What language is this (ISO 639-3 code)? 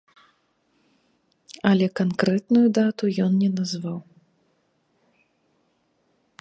bel